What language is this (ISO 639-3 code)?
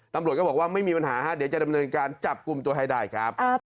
tha